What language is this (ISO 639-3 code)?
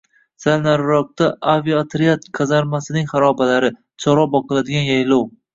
uzb